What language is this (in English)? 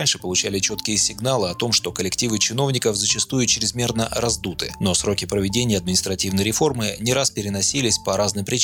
Russian